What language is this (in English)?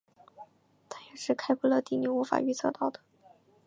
Chinese